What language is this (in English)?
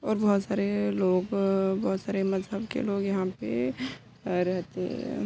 Urdu